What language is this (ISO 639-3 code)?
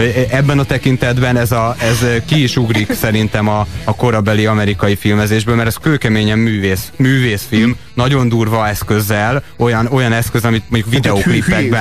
hun